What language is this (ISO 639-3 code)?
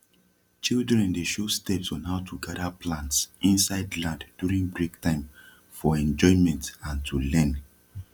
pcm